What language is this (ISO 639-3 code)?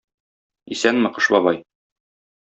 tat